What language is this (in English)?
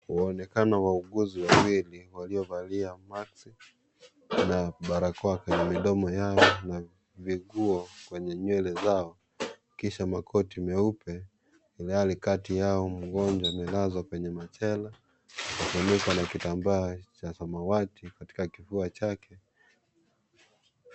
Swahili